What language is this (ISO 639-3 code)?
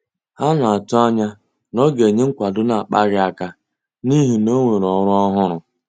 ibo